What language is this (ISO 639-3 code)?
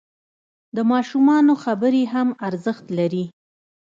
pus